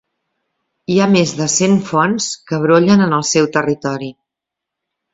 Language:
Catalan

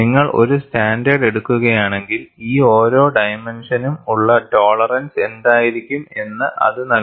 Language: Malayalam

